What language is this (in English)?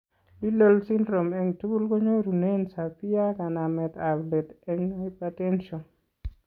Kalenjin